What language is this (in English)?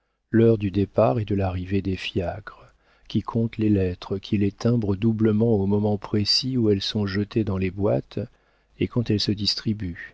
French